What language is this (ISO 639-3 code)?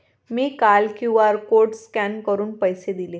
mar